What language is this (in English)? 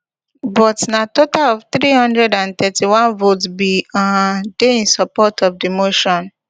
Nigerian Pidgin